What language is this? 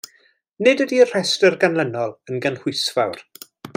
Welsh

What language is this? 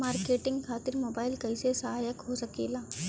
Bhojpuri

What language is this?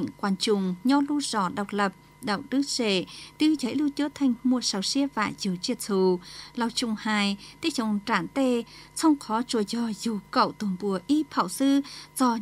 Vietnamese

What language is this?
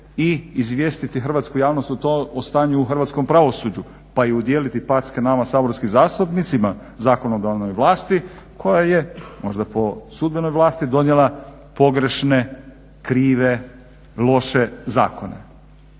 Croatian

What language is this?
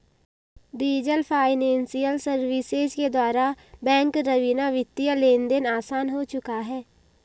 Hindi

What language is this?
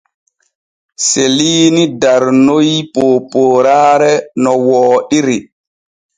Borgu Fulfulde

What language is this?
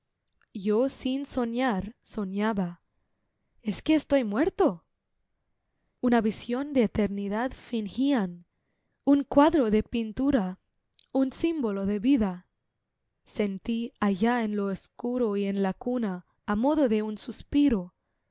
Spanish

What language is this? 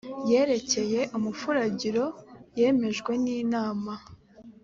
Kinyarwanda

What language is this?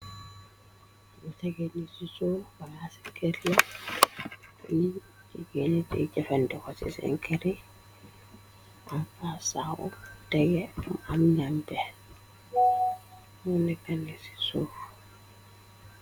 Wolof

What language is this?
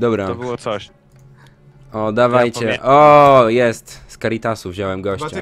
Polish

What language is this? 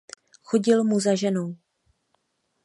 Czech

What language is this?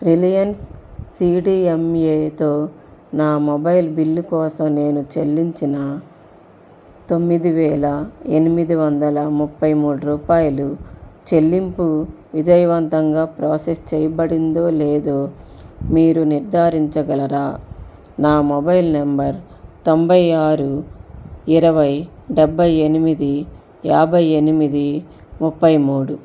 Telugu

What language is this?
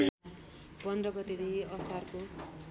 Nepali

